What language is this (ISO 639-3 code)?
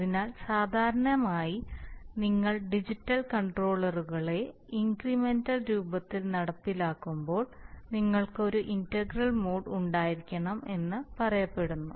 mal